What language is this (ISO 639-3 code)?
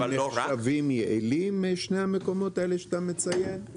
heb